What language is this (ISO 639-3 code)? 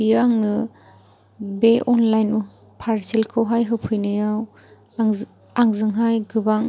brx